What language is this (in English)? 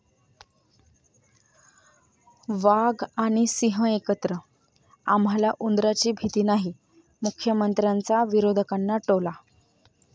Marathi